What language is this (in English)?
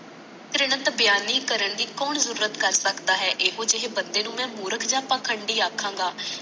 Punjabi